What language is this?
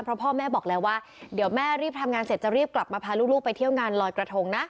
Thai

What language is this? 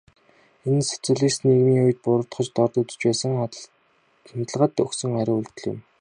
Mongolian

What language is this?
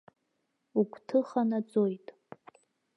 Abkhazian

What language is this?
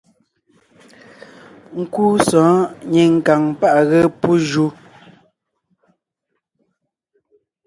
Ngiemboon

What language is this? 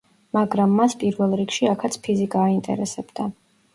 Georgian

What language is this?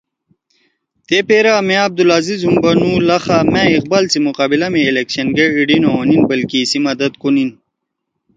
Torwali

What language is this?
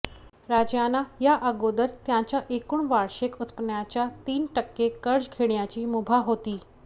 Marathi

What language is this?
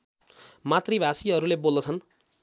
Nepali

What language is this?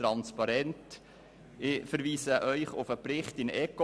Swiss German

